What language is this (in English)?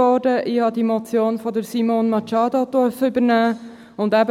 Swiss German